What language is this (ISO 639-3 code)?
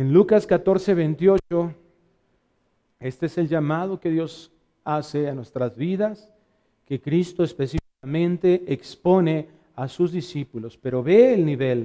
spa